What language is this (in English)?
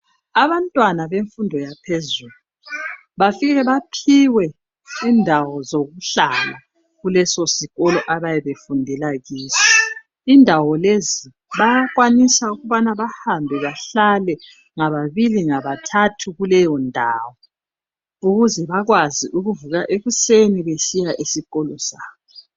North Ndebele